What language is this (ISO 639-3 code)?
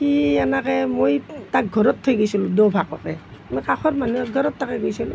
asm